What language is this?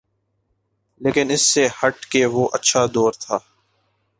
Urdu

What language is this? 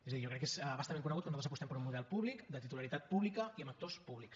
Catalan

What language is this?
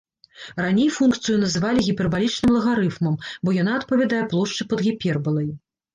Belarusian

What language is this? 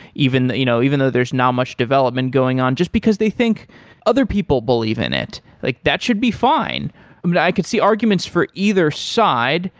English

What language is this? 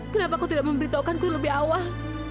Indonesian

